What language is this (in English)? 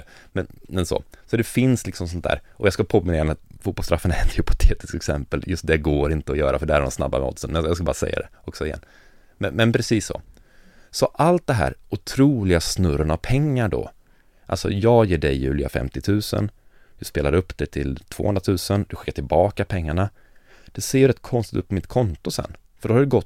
Swedish